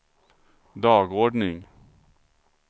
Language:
Swedish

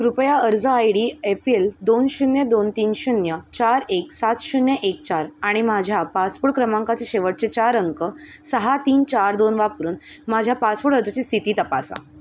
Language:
Marathi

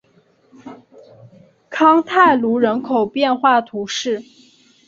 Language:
Chinese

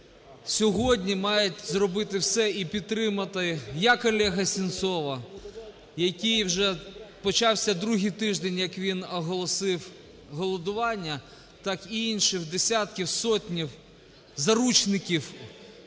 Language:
Ukrainian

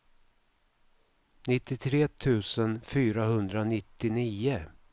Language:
Swedish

